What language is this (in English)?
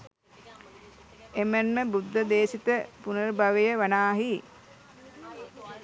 Sinhala